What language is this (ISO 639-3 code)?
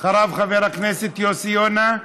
heb